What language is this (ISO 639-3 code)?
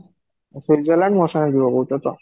ori